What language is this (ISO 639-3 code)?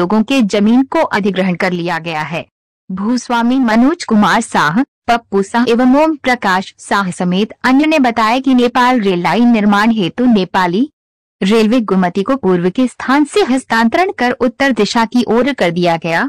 hin